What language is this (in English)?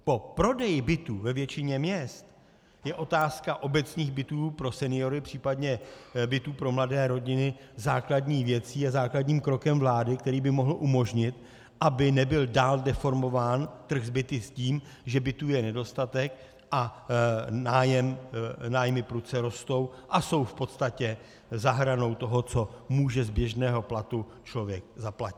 Czech